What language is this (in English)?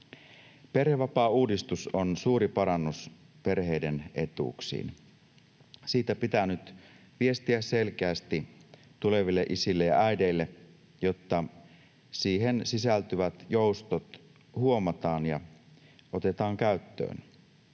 Finnish